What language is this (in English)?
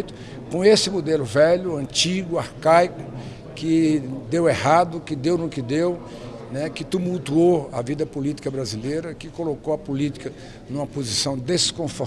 Portuguese